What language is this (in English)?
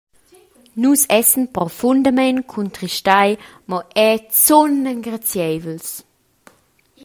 Romansh